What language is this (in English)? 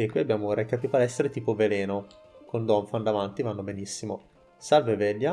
Italian